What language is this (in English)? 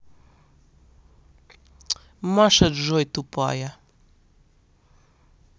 Russian